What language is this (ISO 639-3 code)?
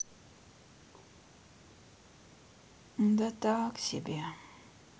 rus